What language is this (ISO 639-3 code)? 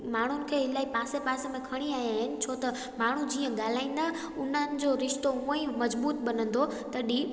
snd